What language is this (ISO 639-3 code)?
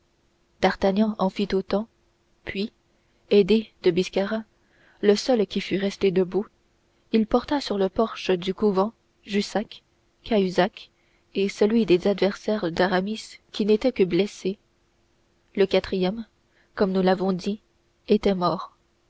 fra